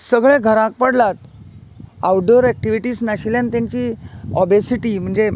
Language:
Konkani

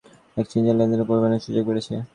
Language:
Bangla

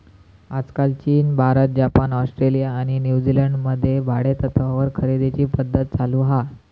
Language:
Marathi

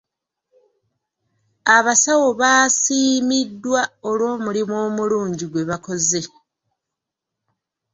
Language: Ganda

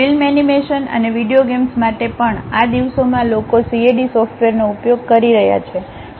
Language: Gujarati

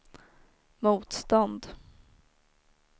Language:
Swedish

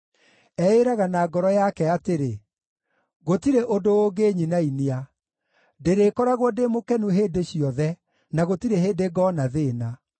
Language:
Kikuyu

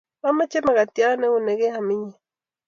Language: Kalenjin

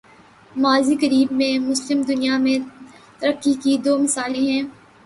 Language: Urdu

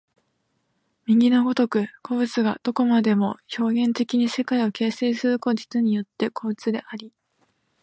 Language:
Japanese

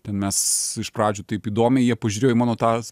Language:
Lithuanian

